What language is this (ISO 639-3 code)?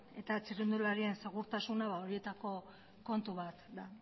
eus